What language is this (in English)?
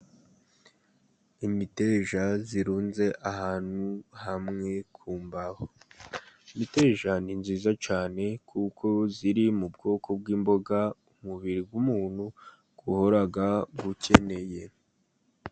Kinyarwanda